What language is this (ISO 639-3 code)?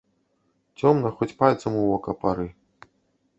bel